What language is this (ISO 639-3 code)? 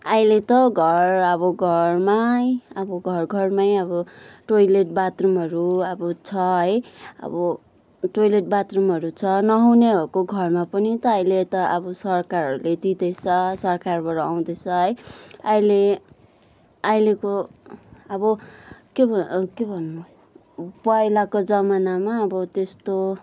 nep